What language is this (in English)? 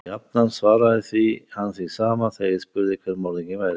Icelandic